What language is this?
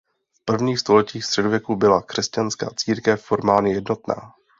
Czech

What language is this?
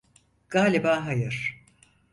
Turkish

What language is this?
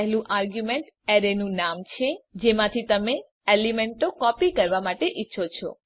Gujarati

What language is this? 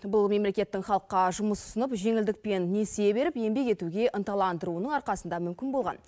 Kazakh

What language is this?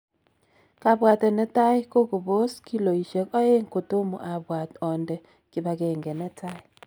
Kalenjin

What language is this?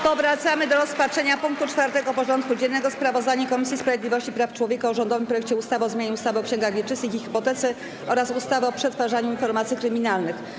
Polish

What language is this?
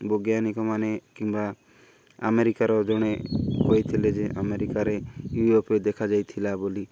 Odia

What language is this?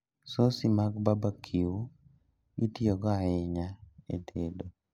Luo (Kenya and Tanzania)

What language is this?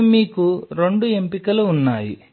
Telugu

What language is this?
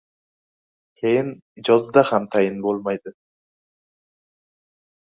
Uzbek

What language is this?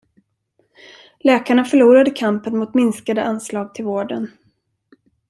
Swedish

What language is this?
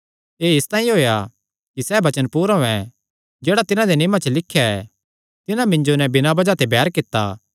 Kangri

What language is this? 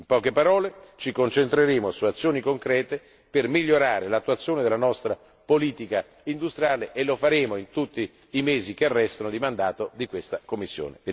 Italian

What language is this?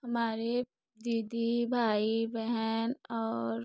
Hindi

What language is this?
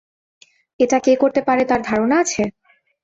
Bangla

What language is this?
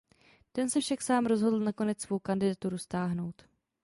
Czech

